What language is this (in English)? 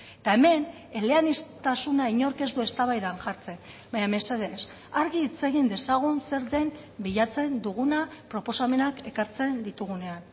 Basque